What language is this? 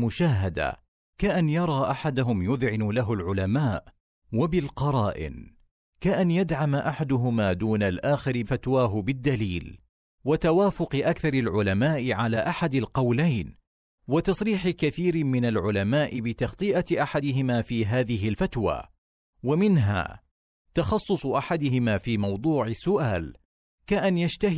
Arabic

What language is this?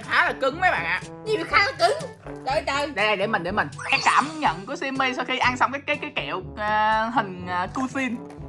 Vietnamese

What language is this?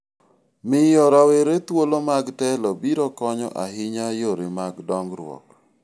Luo (Kenya and Tanzania)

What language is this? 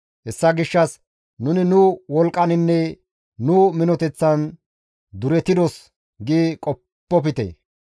Gamo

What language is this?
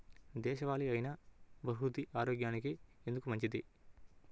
Telugu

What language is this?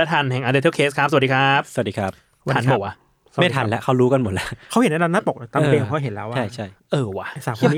Thai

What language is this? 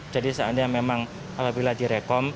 Indonesian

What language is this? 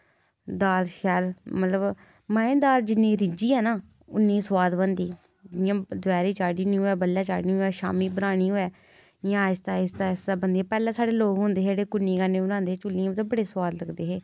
Dogri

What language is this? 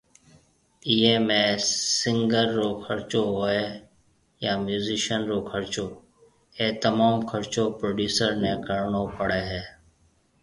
Marwari (Pakistan)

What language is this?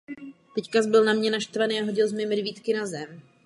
Czech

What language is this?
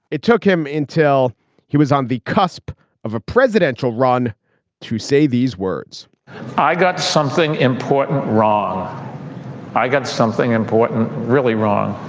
English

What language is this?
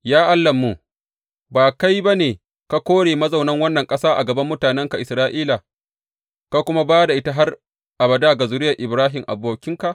Hausa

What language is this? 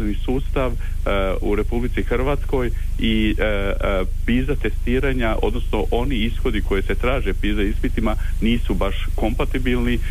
Croatian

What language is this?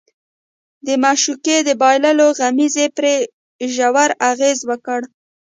Pashto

